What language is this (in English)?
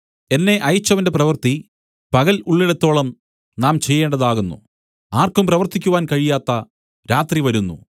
Malayalam